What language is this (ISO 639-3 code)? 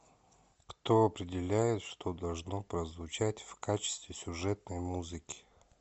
rus